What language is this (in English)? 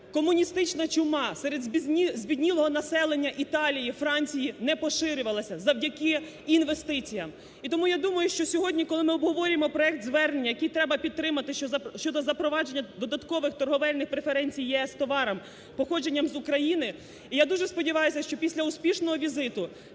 Ukrainian